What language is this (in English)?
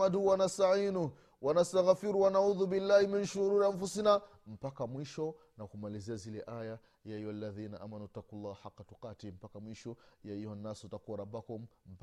Swahili